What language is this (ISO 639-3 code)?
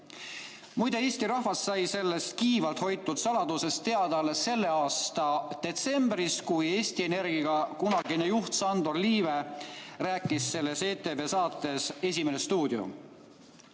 est